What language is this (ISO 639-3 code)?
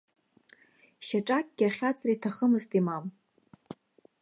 abk